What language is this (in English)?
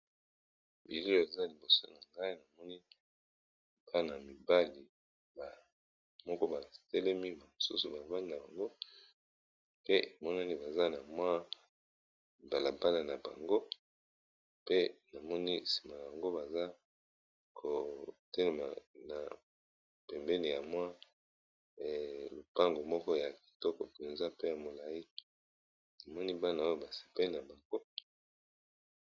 Lingala